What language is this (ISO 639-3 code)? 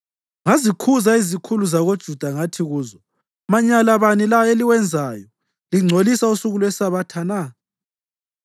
nde